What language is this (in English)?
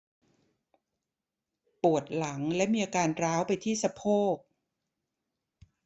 Thai